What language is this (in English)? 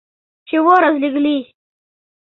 Mari